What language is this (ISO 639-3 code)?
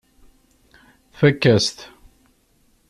kab